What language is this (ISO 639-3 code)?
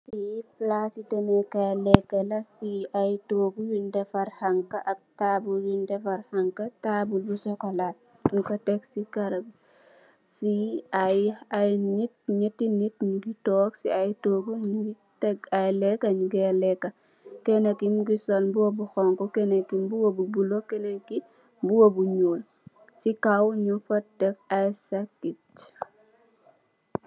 wol